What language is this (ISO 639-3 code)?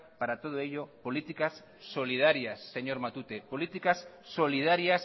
spa